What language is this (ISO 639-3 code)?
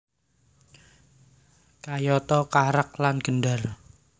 jav